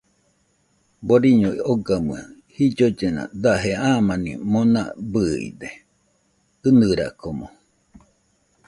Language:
Nüpode Huitoto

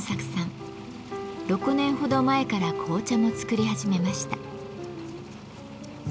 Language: Japanese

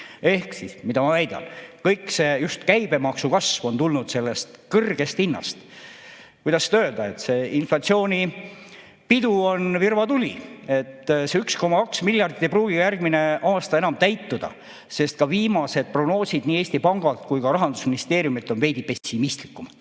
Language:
Estonian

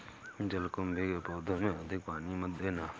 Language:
Hindi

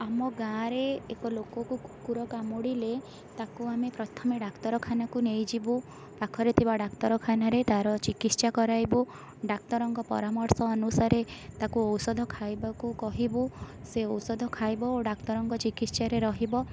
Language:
Odia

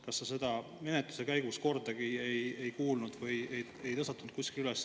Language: Estonian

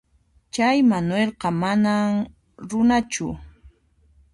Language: Puno Quechua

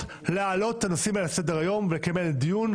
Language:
Hebrew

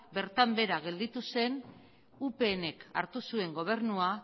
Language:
Basque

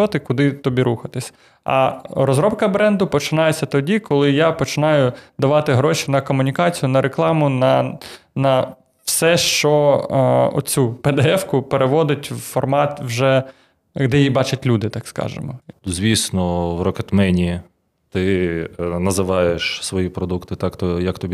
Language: Ukrainian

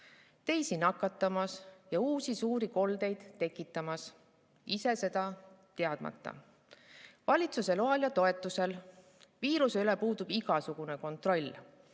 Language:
Estonian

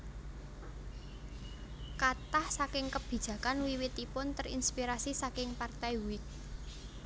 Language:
Javanese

